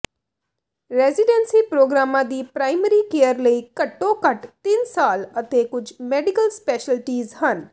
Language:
Punjabi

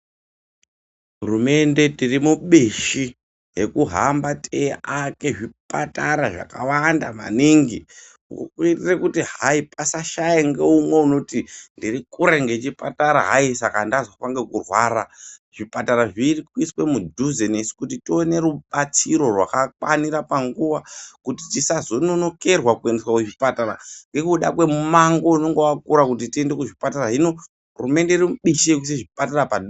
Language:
Ndau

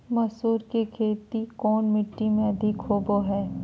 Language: Magahi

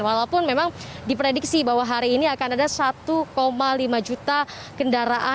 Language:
Indonesian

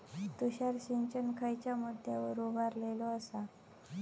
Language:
Marathi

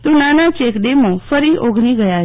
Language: Gujarati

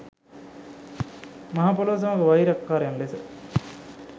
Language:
Sinhala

